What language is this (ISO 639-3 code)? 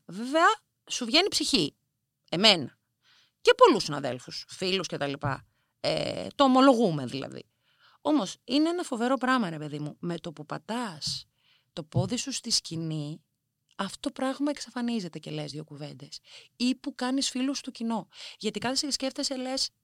ell